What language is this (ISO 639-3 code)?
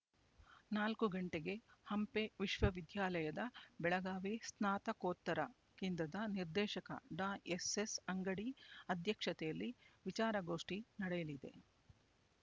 kan